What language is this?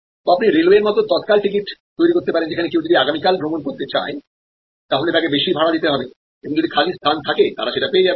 Bangla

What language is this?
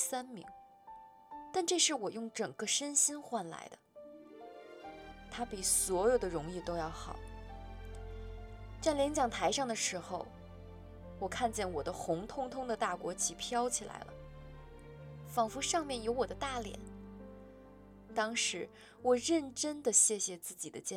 Chinese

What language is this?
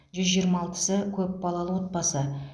Kazakh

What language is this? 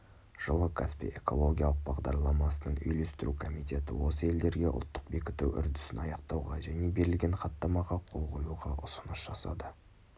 Kazakh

